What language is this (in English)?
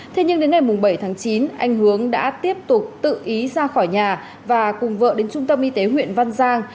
Vietnamese